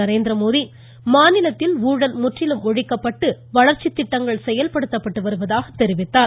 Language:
Tamil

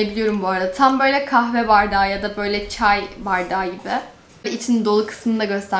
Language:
Turkish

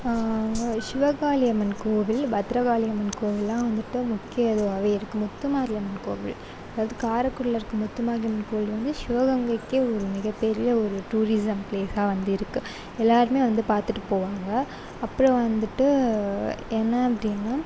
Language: Tamil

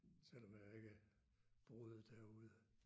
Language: Danish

